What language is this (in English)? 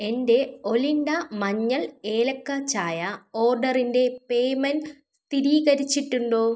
Malayalam